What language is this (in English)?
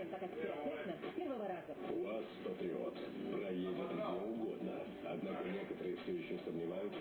Russian